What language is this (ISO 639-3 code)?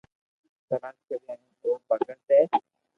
lrk